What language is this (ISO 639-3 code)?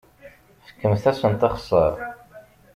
kab